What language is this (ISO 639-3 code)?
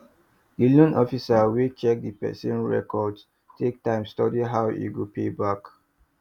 pcm